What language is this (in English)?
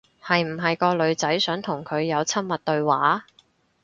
Cantonese